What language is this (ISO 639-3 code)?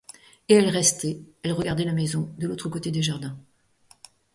fra